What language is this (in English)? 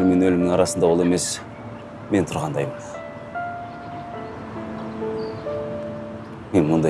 Turkish